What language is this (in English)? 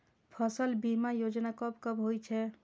Maithili